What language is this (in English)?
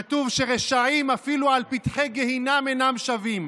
Hebrew